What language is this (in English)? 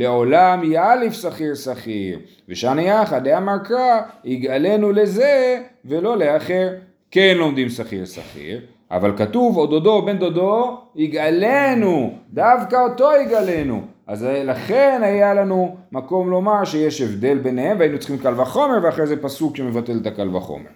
Hebrew